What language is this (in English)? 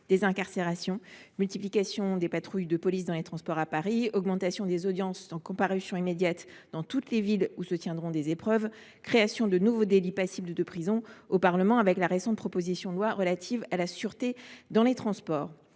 French